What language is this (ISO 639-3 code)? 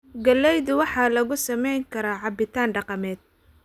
som